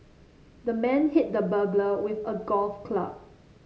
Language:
English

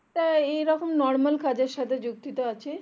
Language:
Bangla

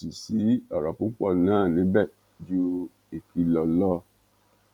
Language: Yoruba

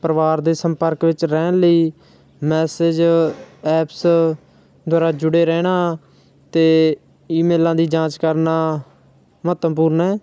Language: Punjabi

